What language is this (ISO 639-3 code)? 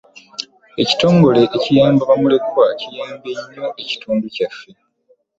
lug